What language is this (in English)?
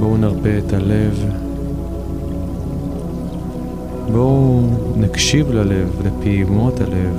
Hebrew